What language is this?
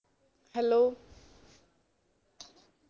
Punjabi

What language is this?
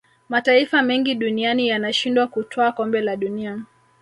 Swahili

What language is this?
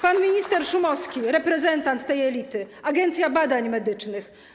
Polish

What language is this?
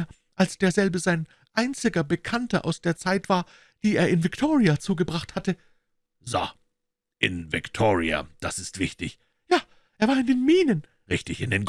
German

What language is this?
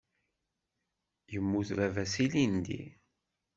Kabyle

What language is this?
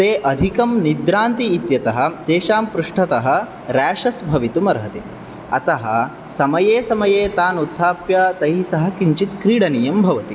Sanskrit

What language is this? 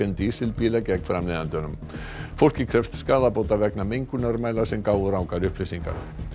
Icelandic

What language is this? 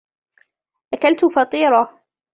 Arabic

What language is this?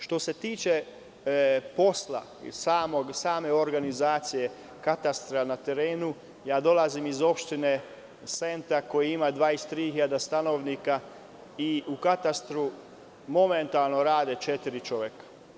Serbian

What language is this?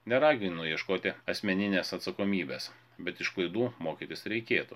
Lithuanian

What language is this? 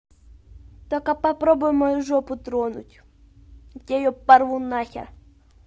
Russian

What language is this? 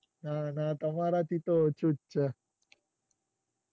Gujarati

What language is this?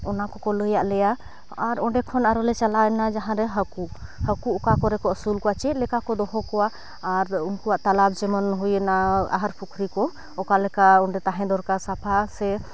Santali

